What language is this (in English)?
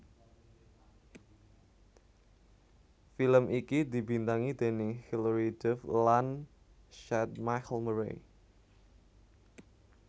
Javanese